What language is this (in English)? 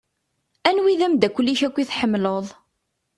Kabyle